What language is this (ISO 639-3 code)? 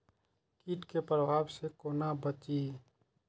mai